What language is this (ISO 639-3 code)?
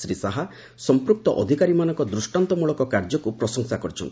ori